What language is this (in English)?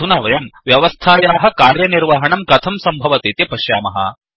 Sanskrit